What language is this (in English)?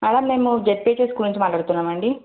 Telugu